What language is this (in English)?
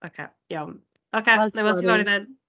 Welsh